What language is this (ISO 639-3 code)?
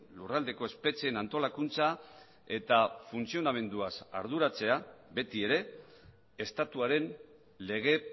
eus